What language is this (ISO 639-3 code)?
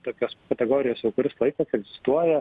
lit